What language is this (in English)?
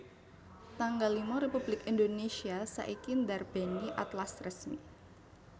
Javanese